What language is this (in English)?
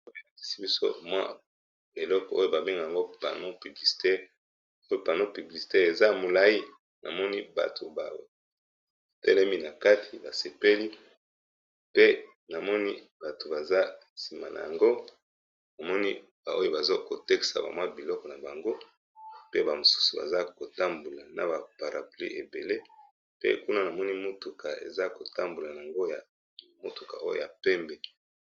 Lingala